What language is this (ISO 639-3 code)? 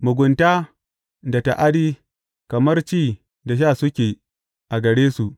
hau